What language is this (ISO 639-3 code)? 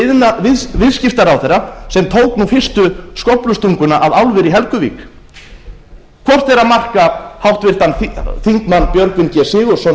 isl